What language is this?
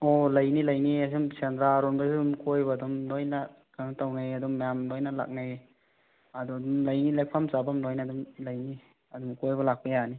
Manipuri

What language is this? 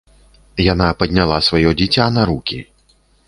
Belarusian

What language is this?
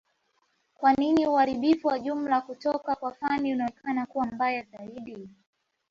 Swahili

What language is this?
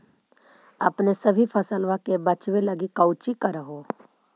Magahi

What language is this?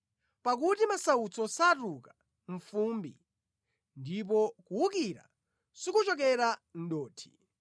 Nyanja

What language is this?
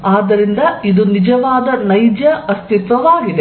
Kannada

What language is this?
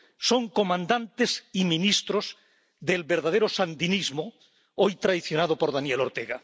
Spanish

